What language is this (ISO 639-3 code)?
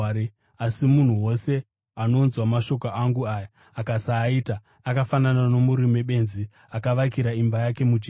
sna